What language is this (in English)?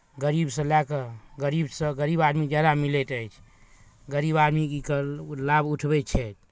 Maithili